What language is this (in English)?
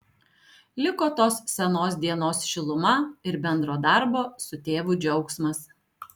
Lithuanian